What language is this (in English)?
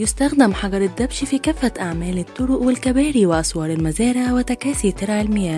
Arabic